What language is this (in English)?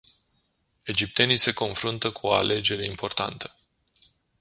Romanian